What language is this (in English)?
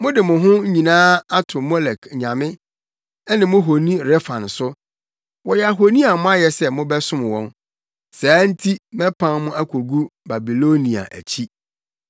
Akan